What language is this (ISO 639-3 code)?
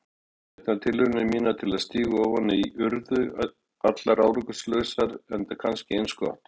isl